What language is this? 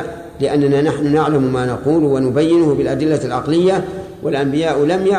Arabic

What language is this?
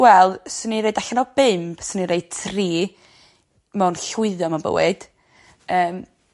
Welsh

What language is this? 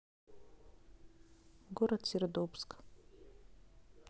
Russian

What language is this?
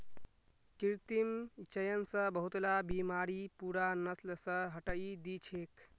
Magahi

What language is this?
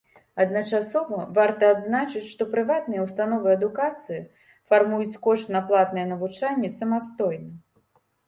Belarusian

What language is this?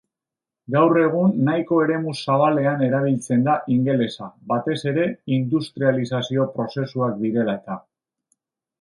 Basque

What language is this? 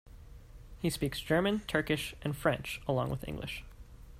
English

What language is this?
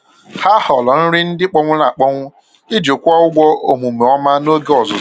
Igbo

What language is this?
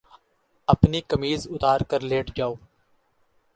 Urdu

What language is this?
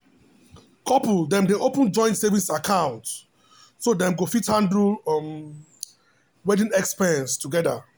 Nigerian Pidgin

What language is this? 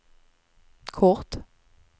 Swedish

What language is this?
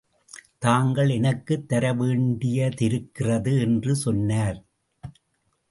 Tamil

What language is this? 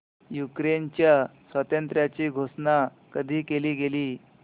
Marathi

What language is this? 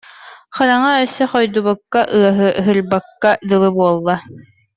Yakut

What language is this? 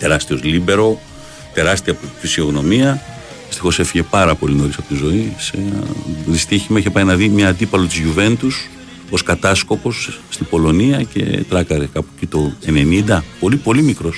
Greek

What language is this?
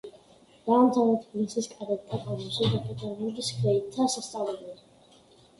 Georgian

